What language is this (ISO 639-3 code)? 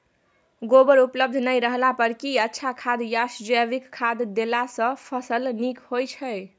mai